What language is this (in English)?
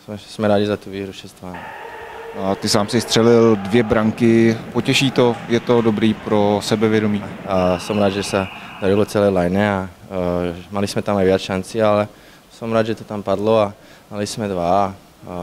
Czech